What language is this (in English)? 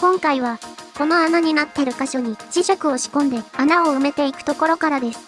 Japanese